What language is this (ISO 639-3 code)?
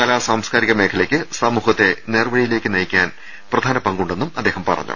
mal